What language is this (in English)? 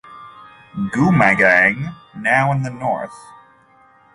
English